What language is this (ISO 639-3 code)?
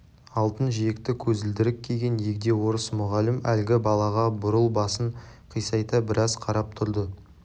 kaz